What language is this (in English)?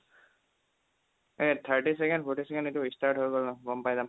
Assamese